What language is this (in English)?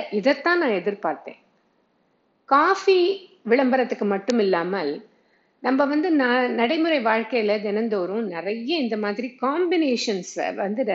Tamil